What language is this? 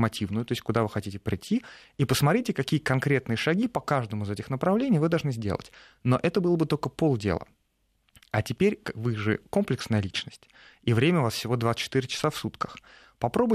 Russian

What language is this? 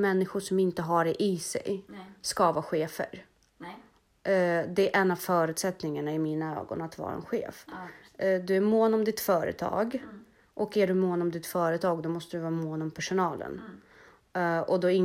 Swedish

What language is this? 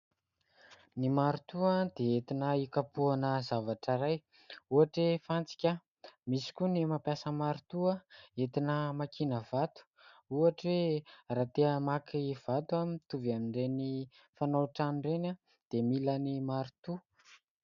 Malagasy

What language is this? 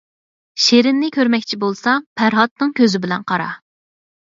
Uyghur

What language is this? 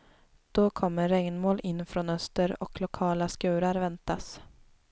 Swedish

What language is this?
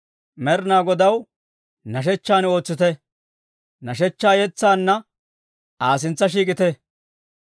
Dawro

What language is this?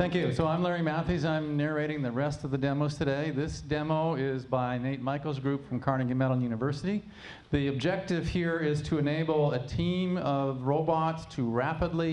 English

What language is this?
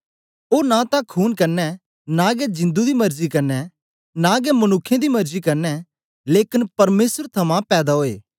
Dogri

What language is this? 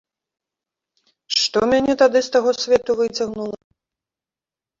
Belarusian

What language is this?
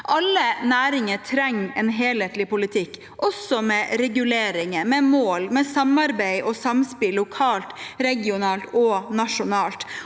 Norwegian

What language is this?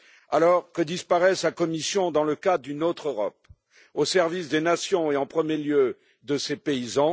French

